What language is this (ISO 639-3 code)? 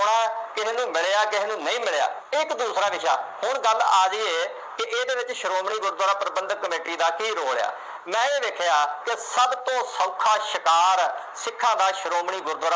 pan